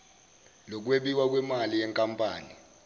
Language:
Zulu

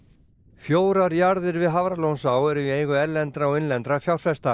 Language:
Icelandic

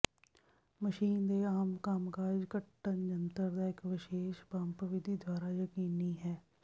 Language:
Punjabi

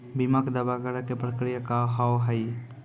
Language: Maithili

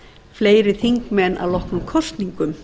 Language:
Icelandic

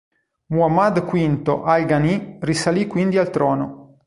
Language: Italian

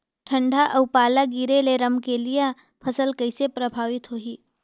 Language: Chhattisgarhi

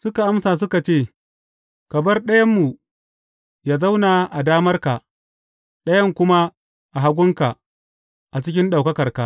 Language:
Hausa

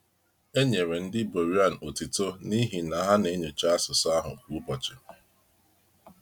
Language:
Igbo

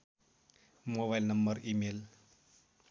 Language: Nepali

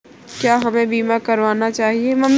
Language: Hindi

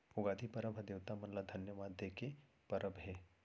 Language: Chhattisgarhi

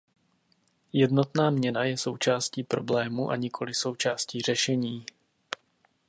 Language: Czech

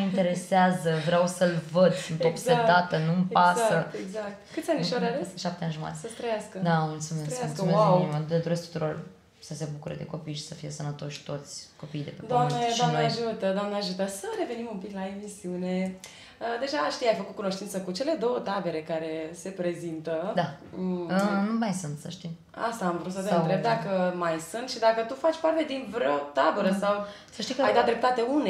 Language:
Romanian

